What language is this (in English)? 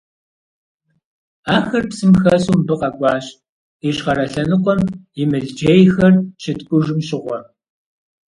Kabardian